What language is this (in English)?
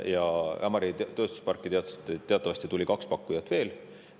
Estonian